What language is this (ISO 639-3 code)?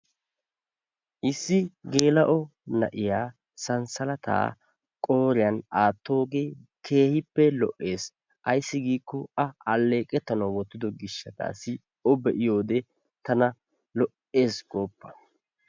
wal